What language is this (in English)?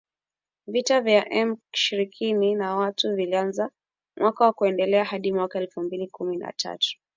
Swahili